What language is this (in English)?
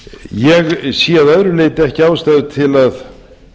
Icelandic